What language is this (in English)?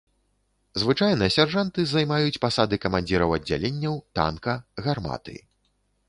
Belarusian